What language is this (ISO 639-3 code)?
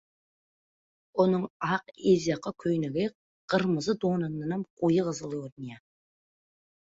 tuk